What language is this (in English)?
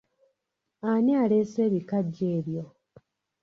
Ganda